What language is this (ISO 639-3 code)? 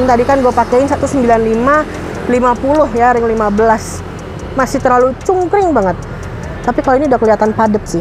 ind